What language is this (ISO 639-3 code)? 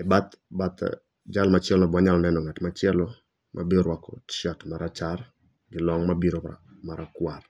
luo